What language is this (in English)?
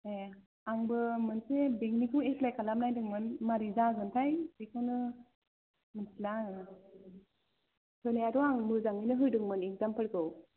Bodo